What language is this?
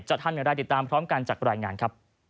Thai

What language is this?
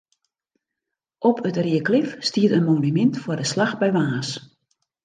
Western Frisian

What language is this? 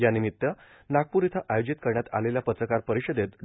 Marathi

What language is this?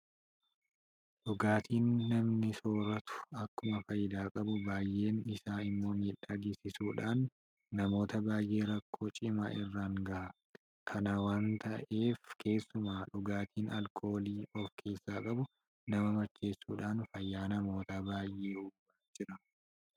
Oromo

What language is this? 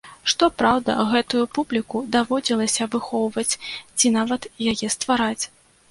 Belarusian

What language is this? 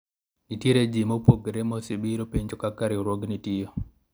Luo (Kenya and Tanzania)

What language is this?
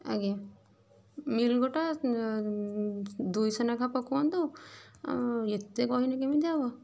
Odia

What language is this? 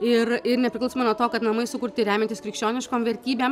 Lithuanian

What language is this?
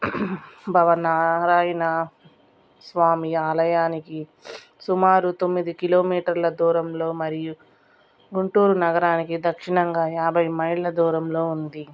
Telugu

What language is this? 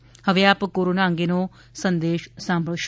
Gujarati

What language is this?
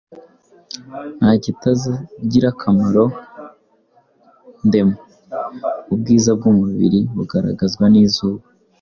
Kinyarwanda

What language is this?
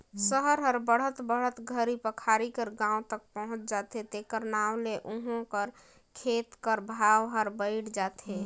Chhattisgarhi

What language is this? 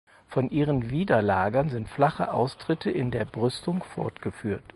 German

